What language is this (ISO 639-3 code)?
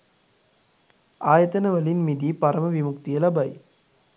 sin